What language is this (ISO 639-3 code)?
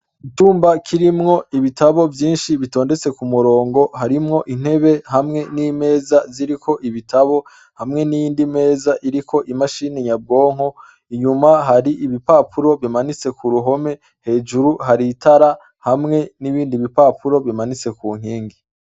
run